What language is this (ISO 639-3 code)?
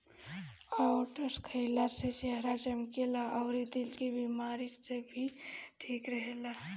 bho